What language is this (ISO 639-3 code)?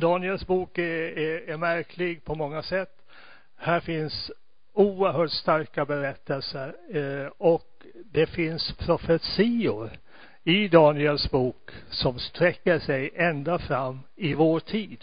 swe